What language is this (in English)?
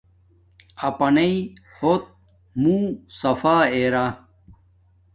Domaaki